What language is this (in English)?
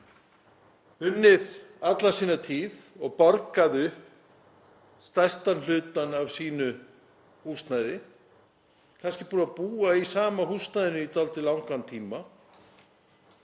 Icelandic